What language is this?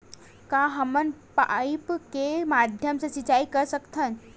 Chhattisgarhi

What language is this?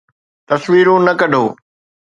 Sindhi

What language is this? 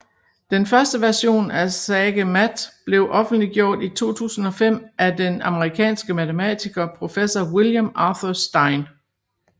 Danish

